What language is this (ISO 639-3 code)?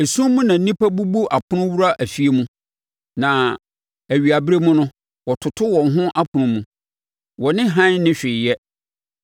aka